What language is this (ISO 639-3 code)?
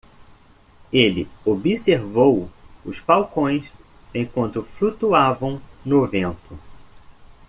por